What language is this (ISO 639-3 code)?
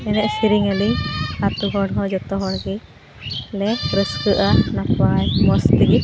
sat